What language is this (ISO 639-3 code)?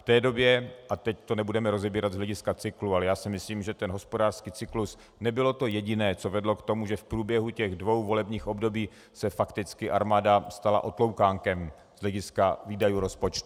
ces